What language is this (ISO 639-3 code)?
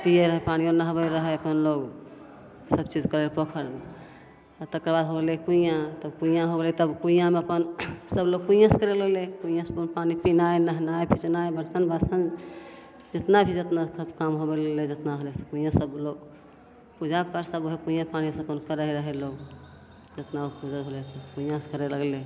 mai